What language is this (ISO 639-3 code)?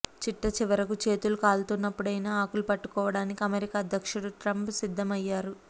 tel